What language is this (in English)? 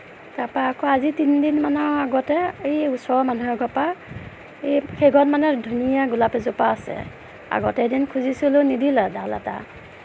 Assamese